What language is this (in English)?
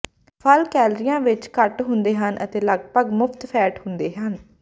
Punjabi